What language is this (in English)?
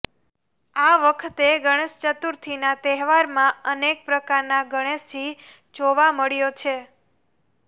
Gujarati